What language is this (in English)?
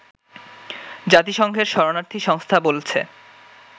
Bangla